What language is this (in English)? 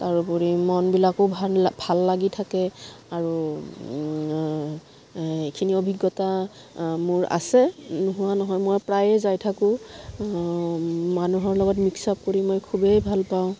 Assamese